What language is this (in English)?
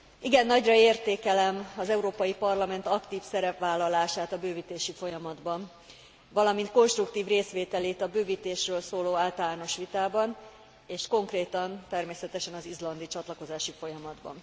Hungarian